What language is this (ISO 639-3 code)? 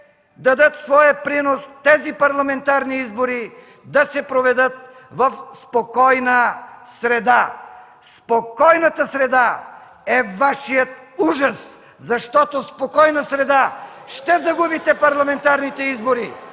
bul